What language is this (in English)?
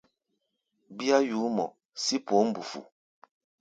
Gbaya